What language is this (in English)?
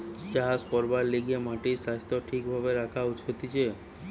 Bangla